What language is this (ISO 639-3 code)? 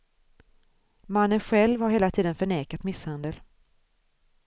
swe